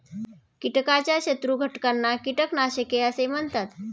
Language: Marathi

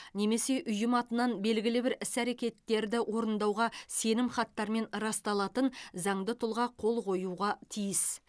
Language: Kazakh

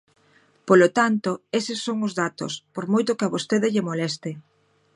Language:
Galician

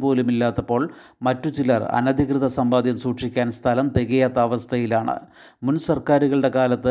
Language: Malayalam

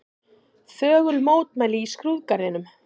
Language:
Icelandic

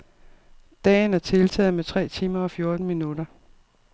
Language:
Danish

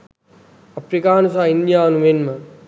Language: Sinhala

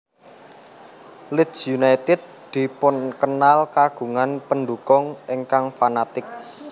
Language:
Javanese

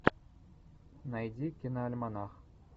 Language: Russian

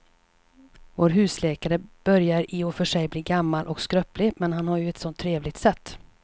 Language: Swedish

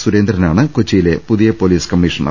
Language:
Malayalam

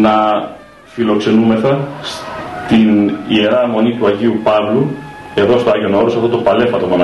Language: Greek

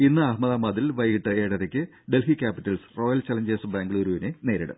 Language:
Malayalam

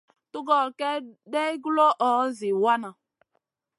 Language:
Masana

